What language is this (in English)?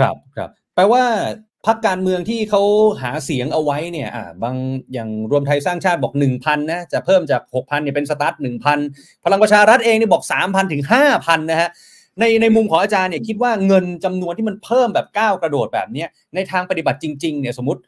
Thai